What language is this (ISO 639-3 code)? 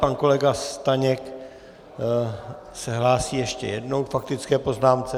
ces